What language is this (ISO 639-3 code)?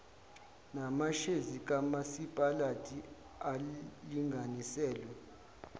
zul